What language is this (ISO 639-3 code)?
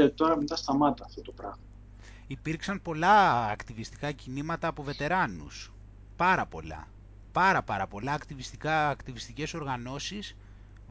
ell